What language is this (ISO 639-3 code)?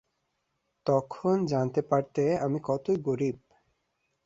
ben